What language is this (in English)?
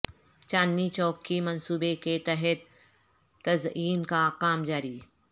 Urdu